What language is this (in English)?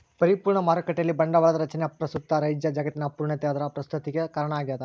Kannada